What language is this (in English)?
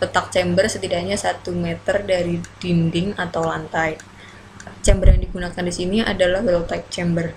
Indonesian